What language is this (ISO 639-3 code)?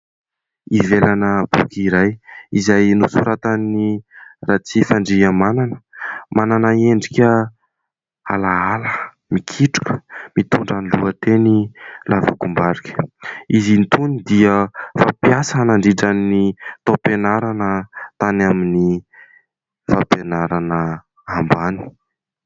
mlg